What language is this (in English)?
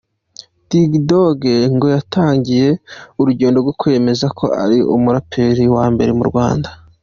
Kinyarwanda